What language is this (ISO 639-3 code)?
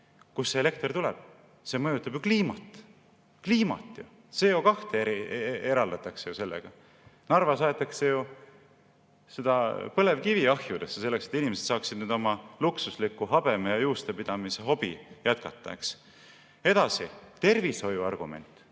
est